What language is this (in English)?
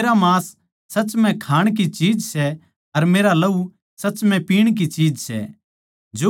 Haryanvi